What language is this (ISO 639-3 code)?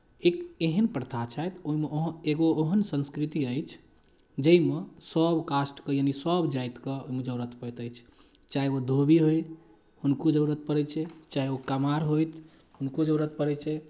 mai